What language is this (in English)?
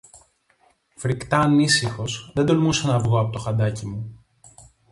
Greek